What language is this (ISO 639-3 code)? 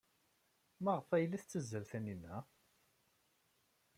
kab